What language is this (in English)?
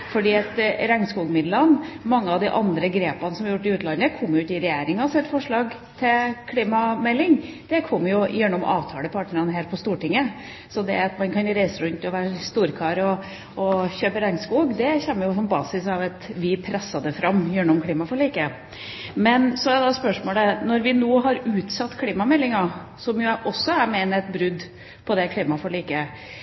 Norwegian Bokmål